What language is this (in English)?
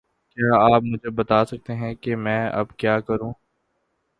Urdu